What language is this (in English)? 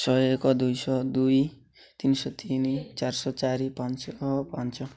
Odia